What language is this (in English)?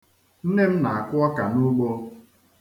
Igbo